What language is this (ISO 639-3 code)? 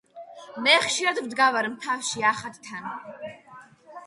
kat